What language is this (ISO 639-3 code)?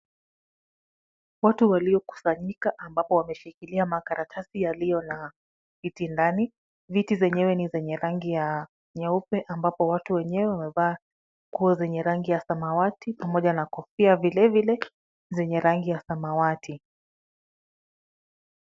swa